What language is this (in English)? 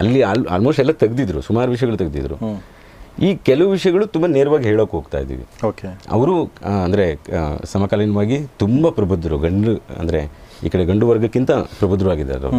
Kannada